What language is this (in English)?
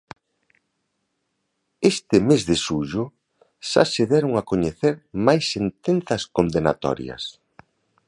Galician